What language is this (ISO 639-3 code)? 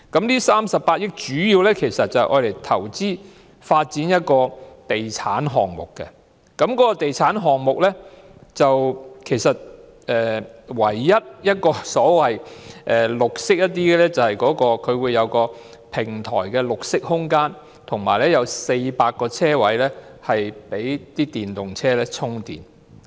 yue